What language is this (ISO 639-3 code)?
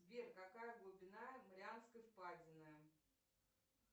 rus